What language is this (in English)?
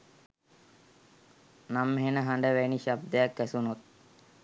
Sinhala